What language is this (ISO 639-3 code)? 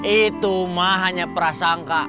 ind